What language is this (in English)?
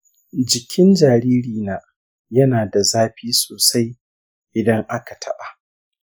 Hausa